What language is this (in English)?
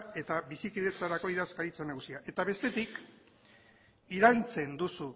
Basque